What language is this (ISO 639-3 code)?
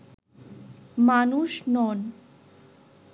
ben